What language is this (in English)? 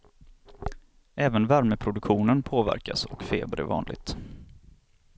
Swedish